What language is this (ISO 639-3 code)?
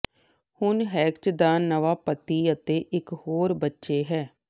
pan